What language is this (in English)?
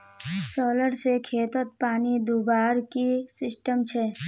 Magahi